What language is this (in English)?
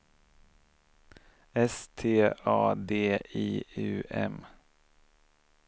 Swedish